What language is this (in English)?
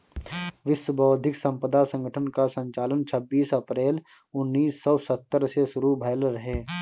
Bhojpuri